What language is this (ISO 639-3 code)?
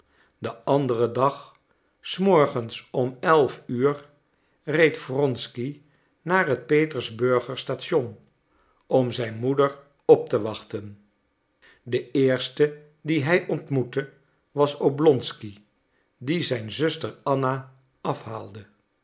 nld